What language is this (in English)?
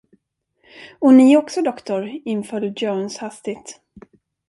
Swedish